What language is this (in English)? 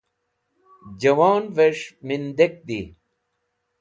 Wakhi